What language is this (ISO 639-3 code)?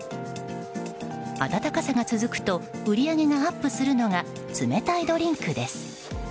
jpn